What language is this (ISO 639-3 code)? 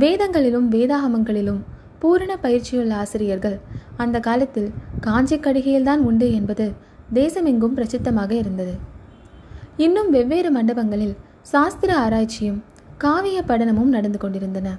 tam